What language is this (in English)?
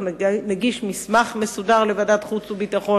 Hebrew